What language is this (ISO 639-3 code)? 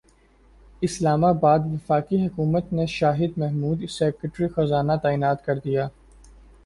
urd